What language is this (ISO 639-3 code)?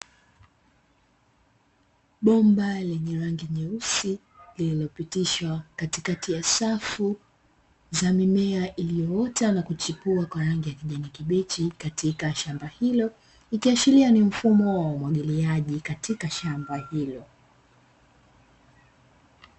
swa